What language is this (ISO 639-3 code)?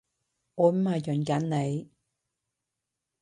yue